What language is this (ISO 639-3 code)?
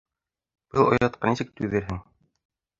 bak